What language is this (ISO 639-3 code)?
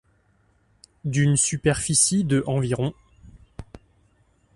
fra